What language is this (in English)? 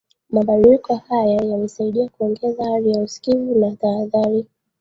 Swahili